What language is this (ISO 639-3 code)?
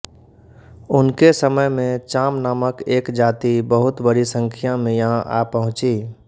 hin